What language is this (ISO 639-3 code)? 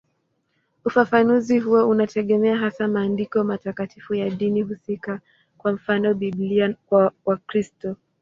swa